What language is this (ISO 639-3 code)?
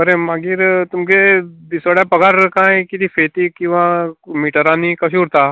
kok